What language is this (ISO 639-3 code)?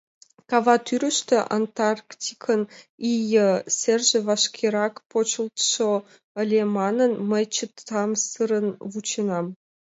chm